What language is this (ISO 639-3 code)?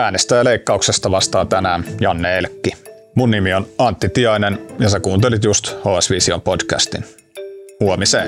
fin